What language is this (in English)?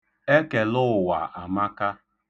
Igbo